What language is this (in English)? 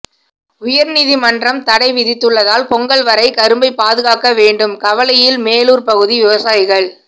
Tamil